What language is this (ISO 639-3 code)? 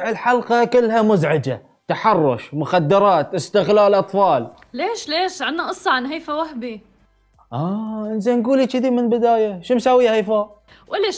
ara